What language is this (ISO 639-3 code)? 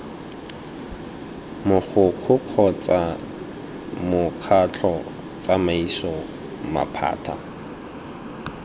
tsn